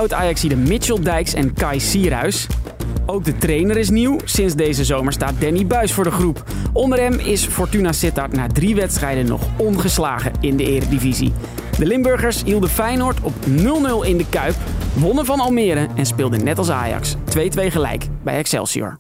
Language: Dutch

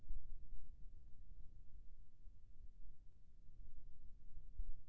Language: Chhattisgarhi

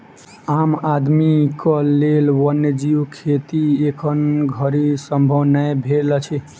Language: Maithili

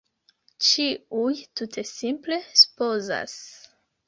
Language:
Esperanto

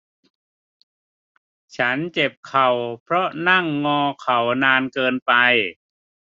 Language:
Thai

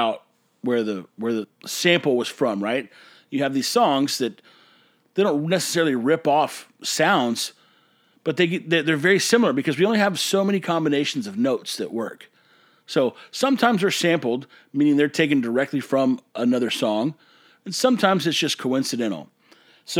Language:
English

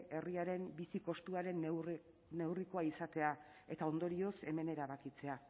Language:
Basque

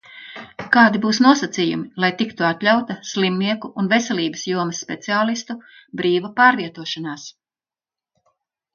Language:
Latvian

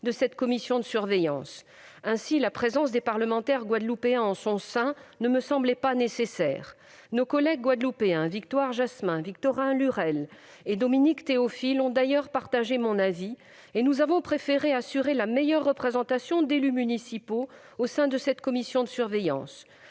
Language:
French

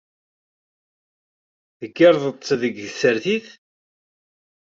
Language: Kabyle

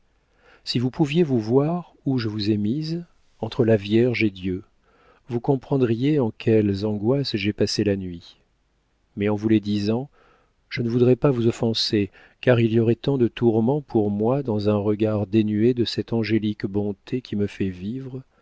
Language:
French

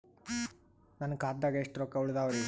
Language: Kannada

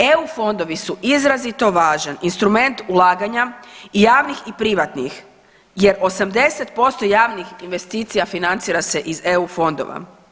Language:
Croatian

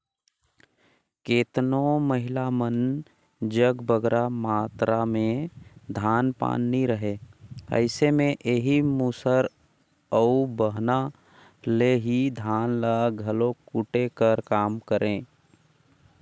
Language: Chhattisgarhi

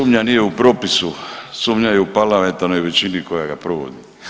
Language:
Croatian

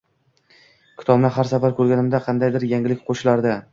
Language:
Uzbek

